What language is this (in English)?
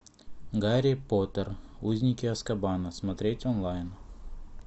Russian